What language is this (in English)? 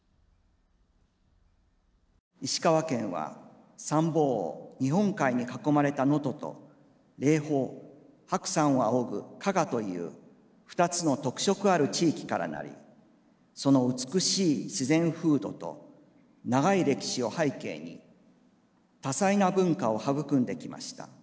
Japanese